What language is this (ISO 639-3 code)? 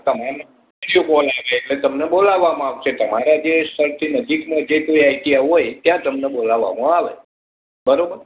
guj